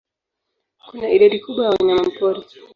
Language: Swahili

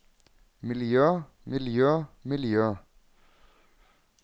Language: Norwegian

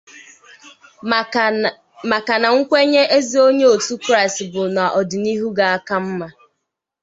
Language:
Igbo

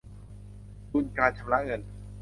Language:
Thai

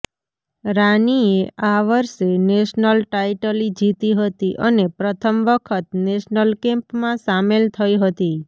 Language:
Gujarati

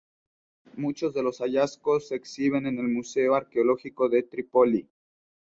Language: Spanish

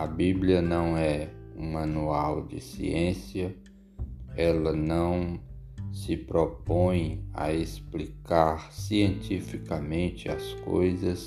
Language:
Portuguese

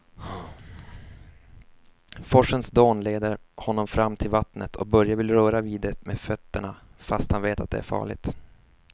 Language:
Swedish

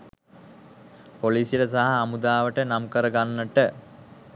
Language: Sinhala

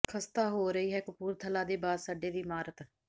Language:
Punjabi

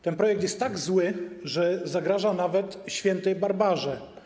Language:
Polish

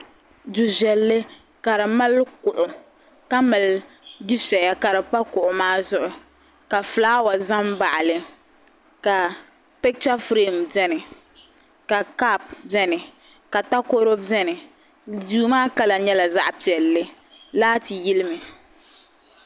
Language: Dagbani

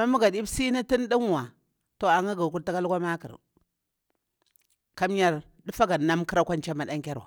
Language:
Bura-Pabir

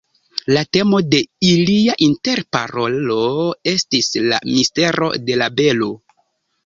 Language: Esperanto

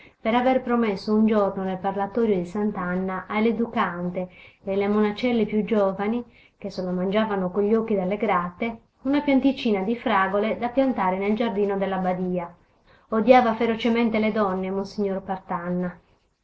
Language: Italian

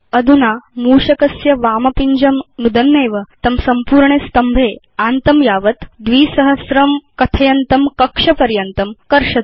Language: Sanskrit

